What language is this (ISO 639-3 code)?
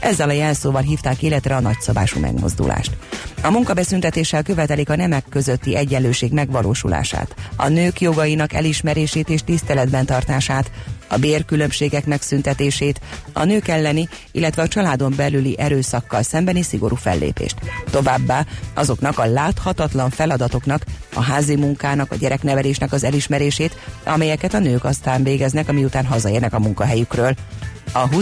hun